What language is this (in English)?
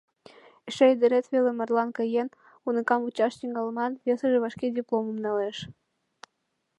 Mari